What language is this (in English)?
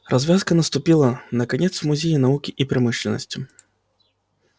Russian